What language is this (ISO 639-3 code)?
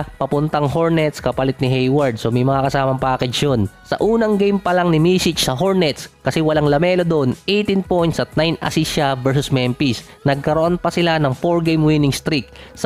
fil